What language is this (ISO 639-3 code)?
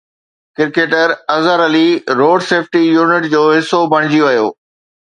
snd